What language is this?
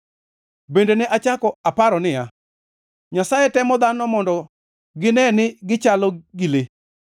Luo (Kenya and Tanzania)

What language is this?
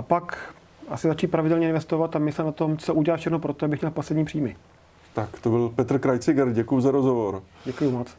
Czech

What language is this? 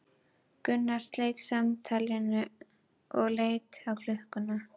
Icelandic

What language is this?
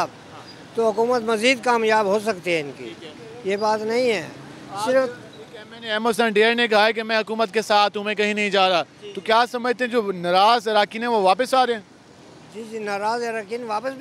Hindi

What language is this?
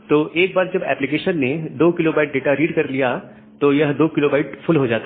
Hindi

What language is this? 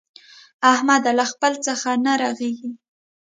Pashto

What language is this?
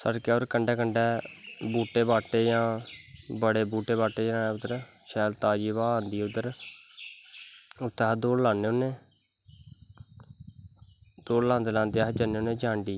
Dogri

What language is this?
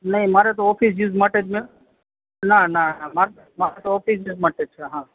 Gujarati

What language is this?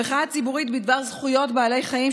Hebrew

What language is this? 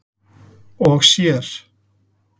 Icelandic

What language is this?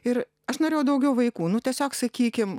Lithuanian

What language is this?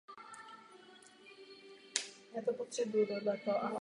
Czech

